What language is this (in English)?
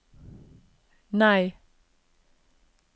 Norwegian